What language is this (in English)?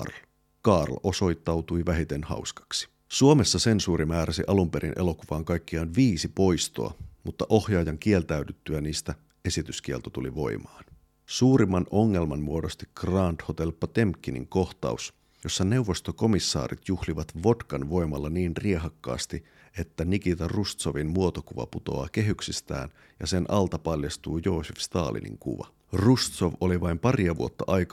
Finnish